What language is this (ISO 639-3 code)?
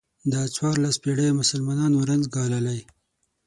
pus